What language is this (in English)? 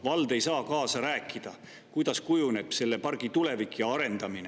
Estonian